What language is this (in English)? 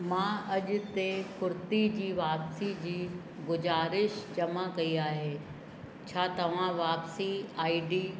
Sindhi